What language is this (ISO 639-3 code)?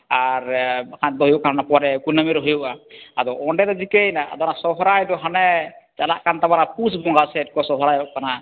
sat